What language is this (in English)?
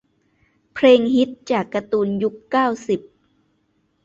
Thai